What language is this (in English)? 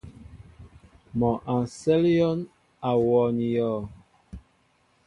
Mbo (Cameroon)